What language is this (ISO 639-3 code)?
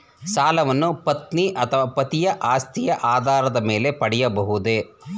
kan